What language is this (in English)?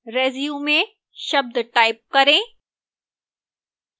Hindi